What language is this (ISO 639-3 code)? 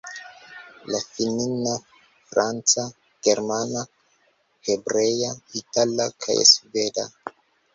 epo